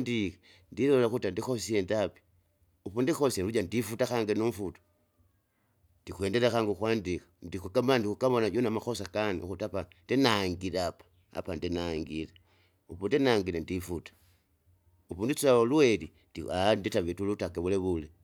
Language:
Kinga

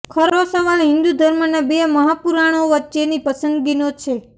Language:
Gujarati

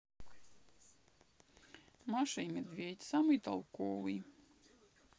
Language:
Russian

